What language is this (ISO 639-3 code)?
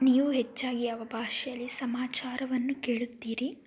kan